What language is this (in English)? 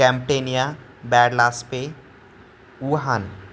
Marathi